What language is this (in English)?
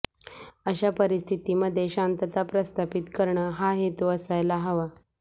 Marathi